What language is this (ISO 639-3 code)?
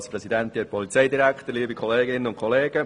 gsw